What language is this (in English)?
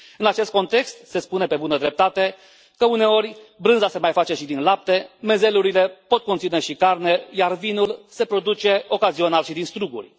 Romanian